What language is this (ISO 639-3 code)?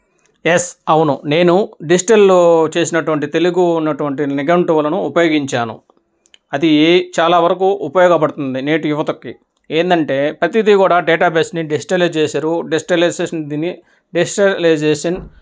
tel